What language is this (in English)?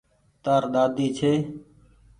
Goaria